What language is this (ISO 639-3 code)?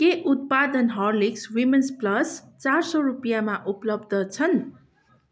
nep